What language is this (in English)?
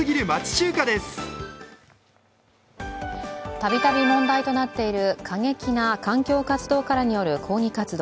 Japanese